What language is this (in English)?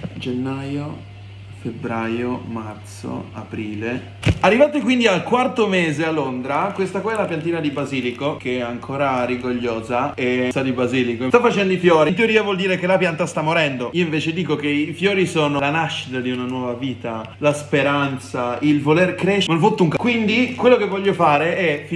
Italian